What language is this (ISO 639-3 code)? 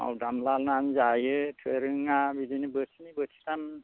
brx